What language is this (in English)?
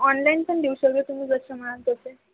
Marathi